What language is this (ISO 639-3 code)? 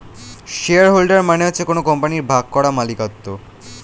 ben